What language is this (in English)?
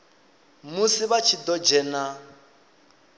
Venda